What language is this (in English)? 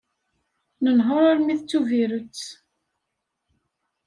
Kabyle